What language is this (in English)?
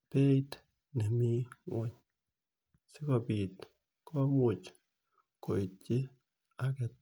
Kalenjin